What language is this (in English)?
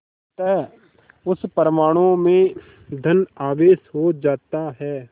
Hindi